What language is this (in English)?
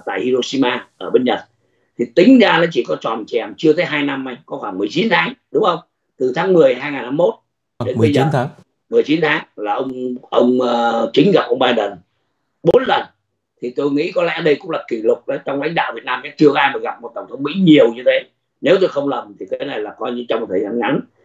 Vietnamese